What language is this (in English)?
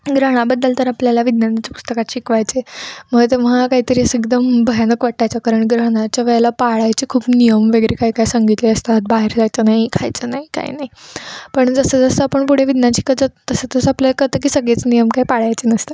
Marathi